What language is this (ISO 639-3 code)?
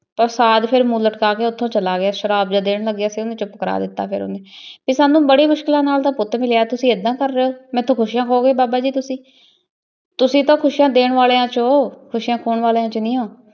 pan